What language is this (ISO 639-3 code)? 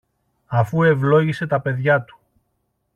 ell